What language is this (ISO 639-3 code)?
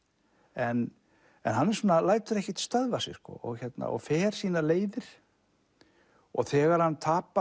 isl